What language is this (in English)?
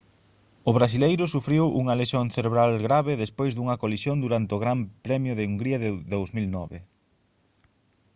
Galician